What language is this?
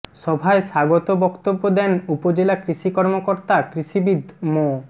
Bangla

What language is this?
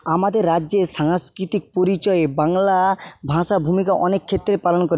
Bangla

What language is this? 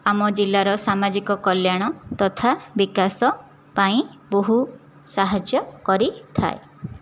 Odia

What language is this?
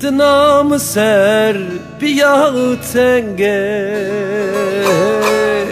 Turkish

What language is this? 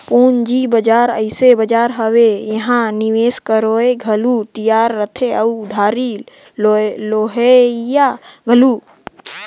Chhattisgarhi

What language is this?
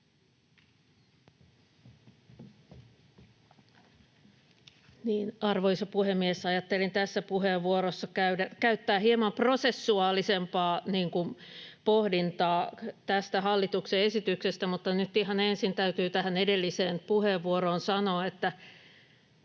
Finnish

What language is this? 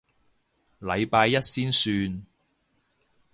Cantonese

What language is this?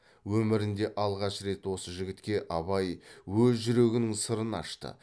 Kazakh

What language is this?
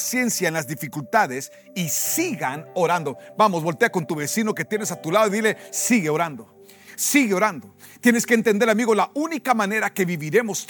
Spanish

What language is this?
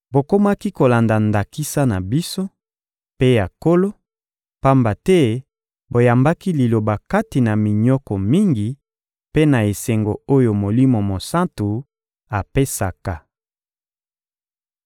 Lingala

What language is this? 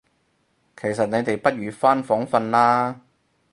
Cantonese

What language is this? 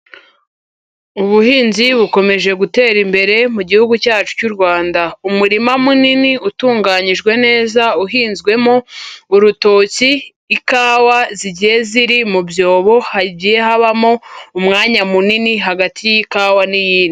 Kinyarwanda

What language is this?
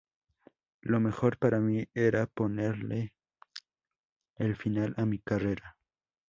Spanish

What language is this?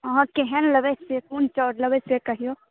Maithili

